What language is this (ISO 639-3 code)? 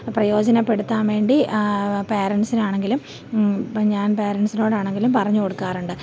mal